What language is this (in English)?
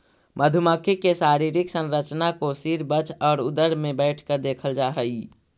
Magahi